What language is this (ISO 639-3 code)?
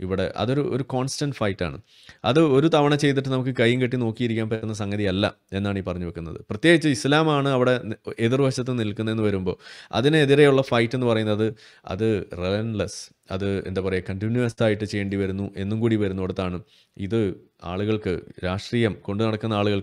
mal